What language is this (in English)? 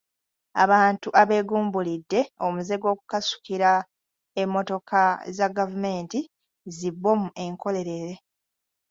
Ganda